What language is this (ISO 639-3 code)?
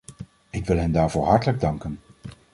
nld